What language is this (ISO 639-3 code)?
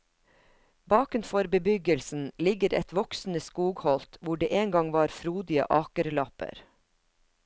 nor